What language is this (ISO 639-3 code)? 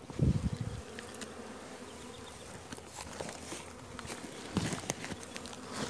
tur